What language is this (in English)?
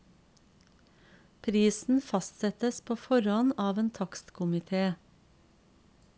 Norwegian